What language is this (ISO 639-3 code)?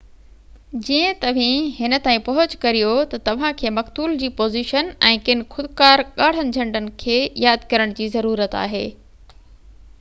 snd